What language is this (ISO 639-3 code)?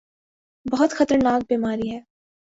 urd